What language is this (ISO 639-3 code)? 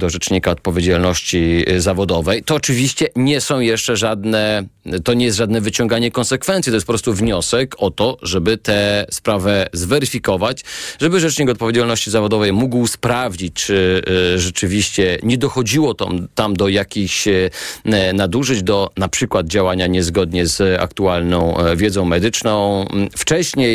pol